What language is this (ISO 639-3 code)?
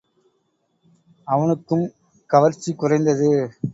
tam